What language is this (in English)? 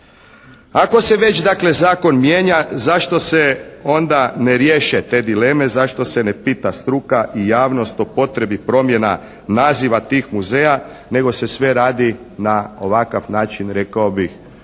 Croatian